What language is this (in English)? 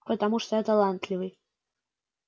Russian